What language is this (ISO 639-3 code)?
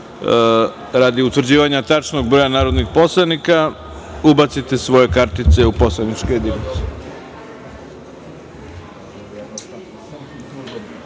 srp